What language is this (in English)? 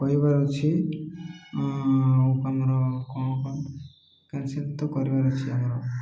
Odia